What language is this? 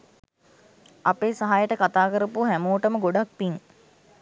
Sinhala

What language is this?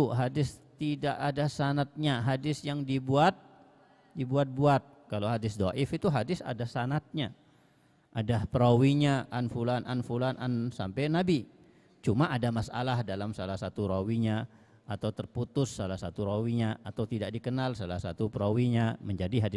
Indonesian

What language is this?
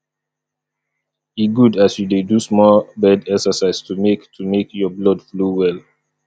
Nigerian Pidgin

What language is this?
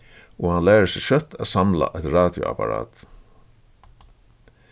Faroese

